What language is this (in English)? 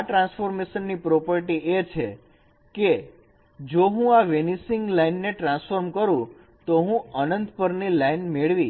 Gujarati